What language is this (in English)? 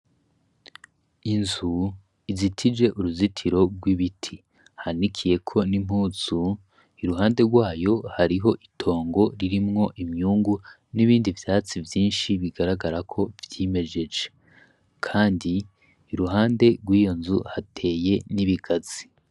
Rundi